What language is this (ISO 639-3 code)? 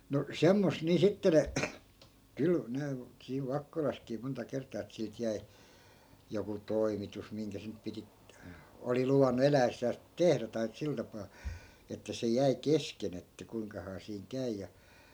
fin